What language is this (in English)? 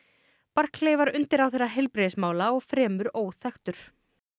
Icelandic